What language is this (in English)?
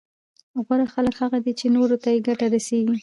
Pashto